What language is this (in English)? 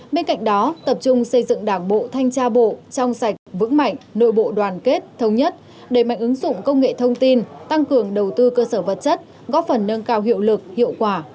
Vietnamese